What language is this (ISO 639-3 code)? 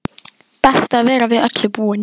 isl